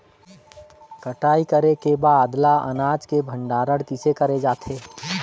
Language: Chhattisgarhi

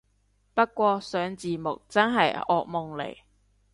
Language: Cantonese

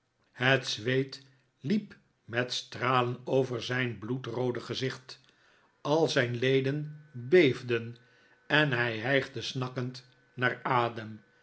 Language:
Dutch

